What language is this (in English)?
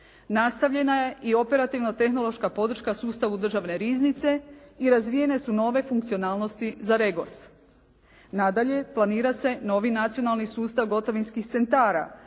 Croatian